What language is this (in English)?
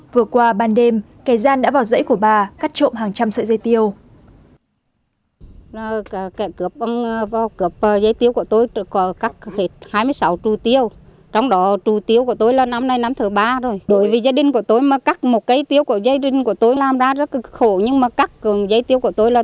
Vietnamese